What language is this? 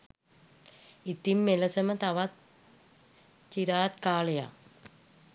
Sinhala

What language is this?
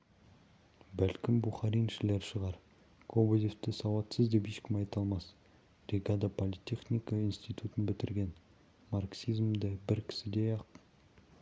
Kazakh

